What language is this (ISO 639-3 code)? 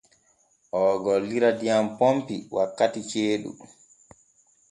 fue